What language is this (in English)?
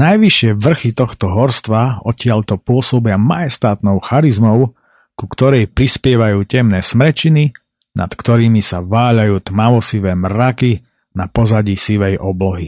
Slovak